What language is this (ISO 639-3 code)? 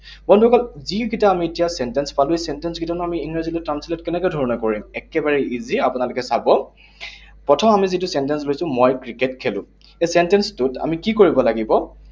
asm